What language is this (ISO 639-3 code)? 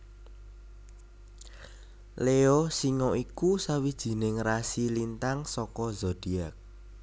jav